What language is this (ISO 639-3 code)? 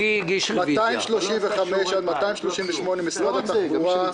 heb